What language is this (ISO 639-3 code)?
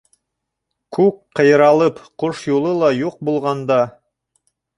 bak